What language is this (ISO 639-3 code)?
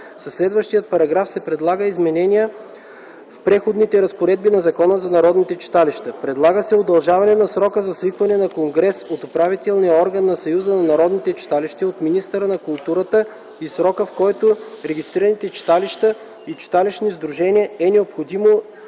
bul